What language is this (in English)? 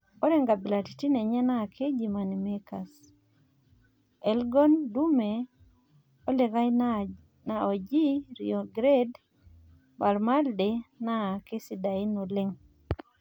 Masai